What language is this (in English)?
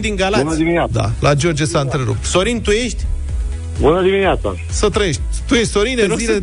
Romanian